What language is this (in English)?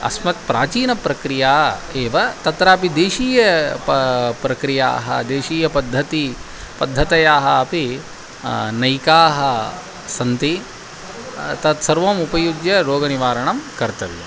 Sanskrit